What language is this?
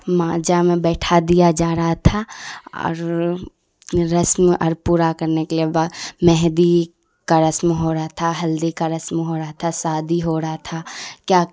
Urdu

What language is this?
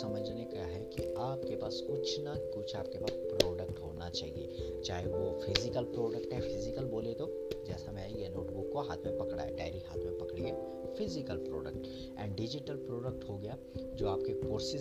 Hindi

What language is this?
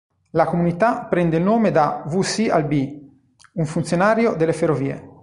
Italian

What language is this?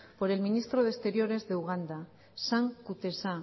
Spanish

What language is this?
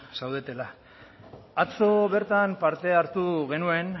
Basque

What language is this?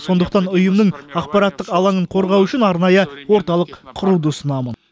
Kazakh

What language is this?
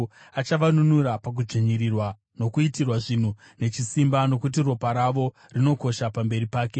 Shona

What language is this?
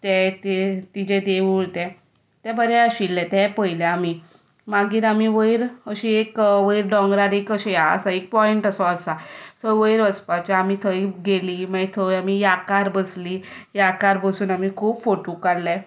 Konkani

